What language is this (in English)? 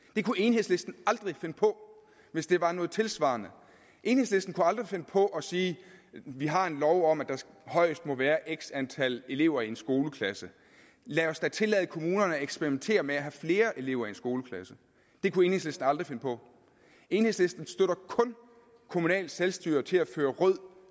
Danish